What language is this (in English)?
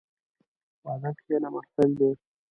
Pashto